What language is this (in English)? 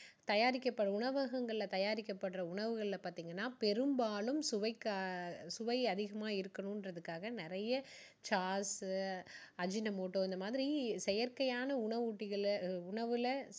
Tamil